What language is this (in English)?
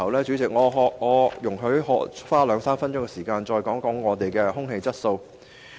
Cantonese